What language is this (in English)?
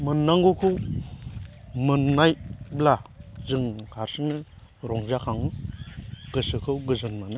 Bodo